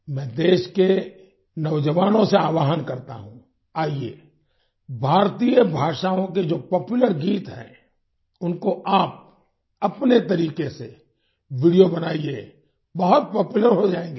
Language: Hindi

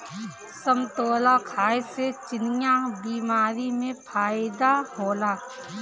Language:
Bhojpuri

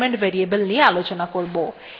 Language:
Bangla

